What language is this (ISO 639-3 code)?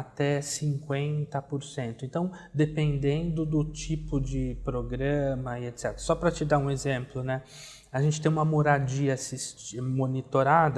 por